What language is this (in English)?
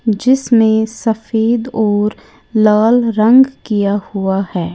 Hindi